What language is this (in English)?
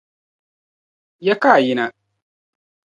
Dagbani